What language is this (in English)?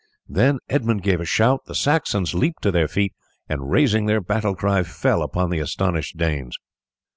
English